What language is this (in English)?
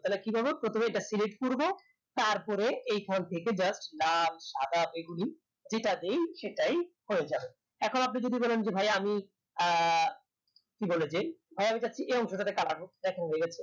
Bangla